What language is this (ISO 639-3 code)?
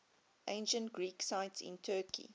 eng